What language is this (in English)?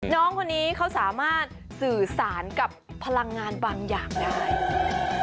Thai